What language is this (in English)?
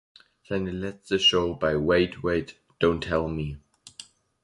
German